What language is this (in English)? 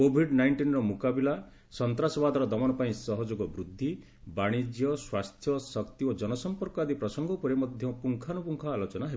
Odia